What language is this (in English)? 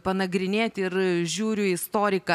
Lithuanian